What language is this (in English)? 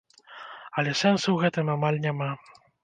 Belarusian